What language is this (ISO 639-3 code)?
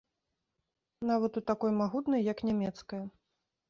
bel